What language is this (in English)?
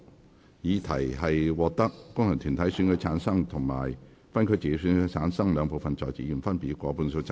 Cantonese